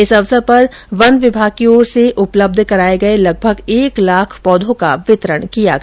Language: Hindi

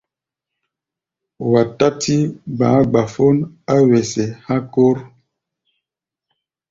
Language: Gbaya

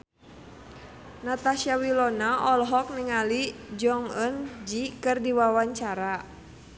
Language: Sundanese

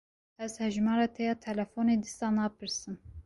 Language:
Kurdish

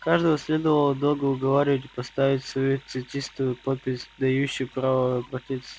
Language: Russian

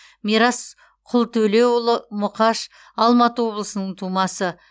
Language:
Kazakh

